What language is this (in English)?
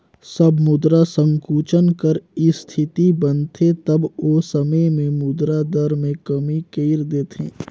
Chhattisgarhi